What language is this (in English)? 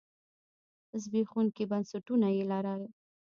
Pashto